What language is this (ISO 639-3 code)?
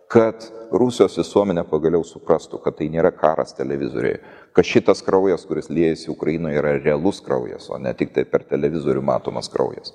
lit